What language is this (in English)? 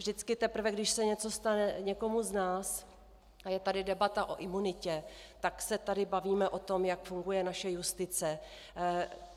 Czech